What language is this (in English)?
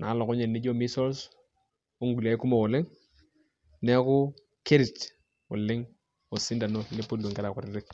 Masai